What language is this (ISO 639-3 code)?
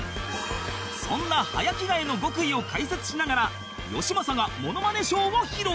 jpn